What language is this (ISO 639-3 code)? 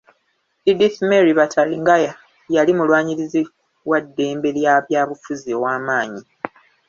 lug